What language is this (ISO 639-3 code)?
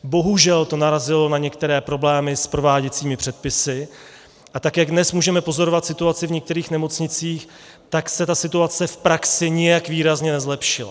ces